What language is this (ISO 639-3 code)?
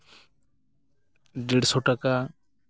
sat